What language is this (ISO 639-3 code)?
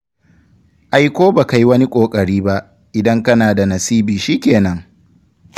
hau